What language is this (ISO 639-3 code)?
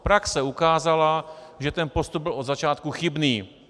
ces